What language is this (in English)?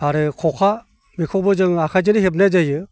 Bodo